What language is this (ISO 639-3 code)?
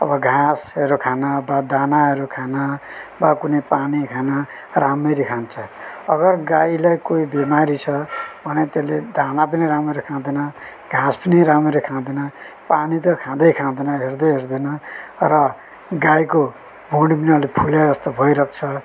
nep